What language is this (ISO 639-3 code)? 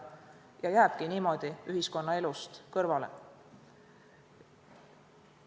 est